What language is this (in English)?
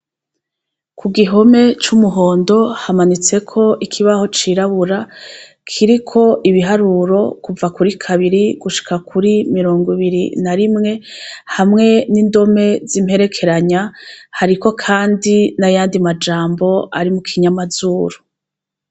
Rundi